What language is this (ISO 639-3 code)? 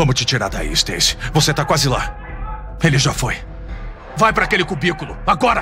por